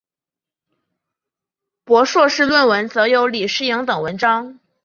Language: Chinese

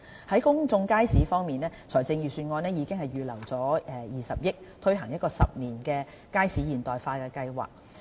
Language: Cantonese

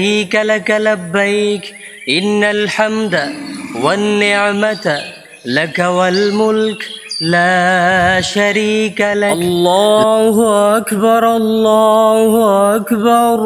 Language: Arabic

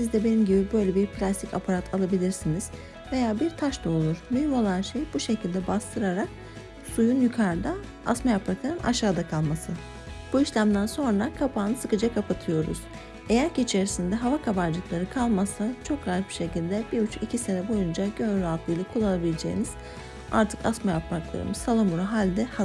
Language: Turkish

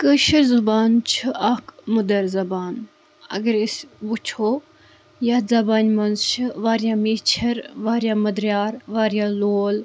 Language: Kashmiri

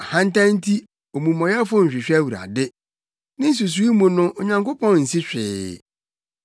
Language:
Akan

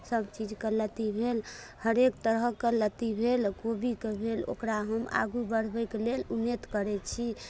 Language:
Maithili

